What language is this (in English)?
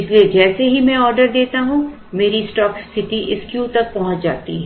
Hindi